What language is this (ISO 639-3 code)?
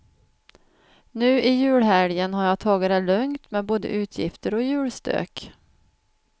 swe